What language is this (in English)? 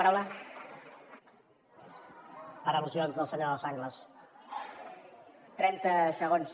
Catalan